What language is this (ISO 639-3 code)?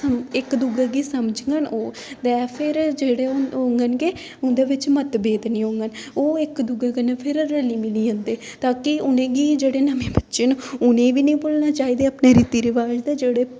doi